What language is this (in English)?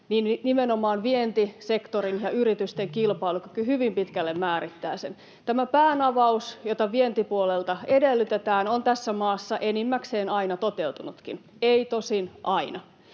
Finnish